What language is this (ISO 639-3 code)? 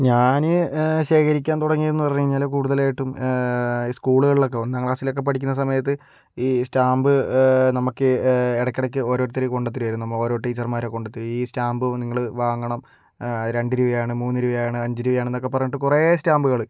mal